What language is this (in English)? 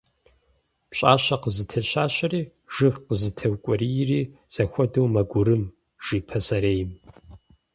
Kabardian